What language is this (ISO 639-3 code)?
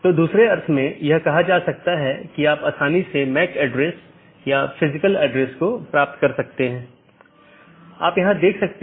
hin